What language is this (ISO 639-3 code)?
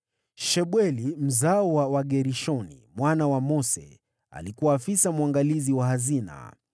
swa